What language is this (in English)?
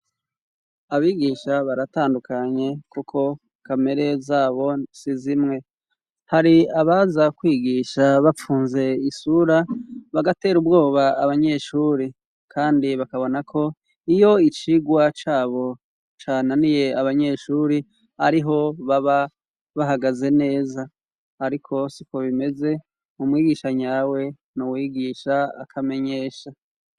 Rundi